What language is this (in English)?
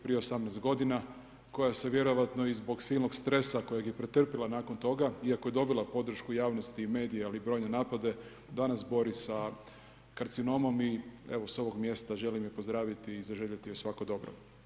Croatian